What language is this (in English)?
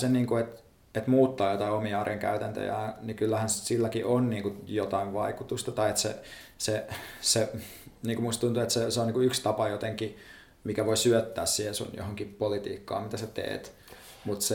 Finnish